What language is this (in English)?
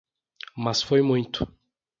Portuguese